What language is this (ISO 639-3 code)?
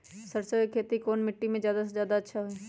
mag